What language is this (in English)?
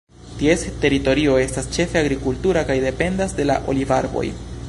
Esperanto